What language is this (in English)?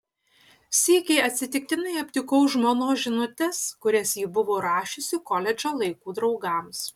Lithuanian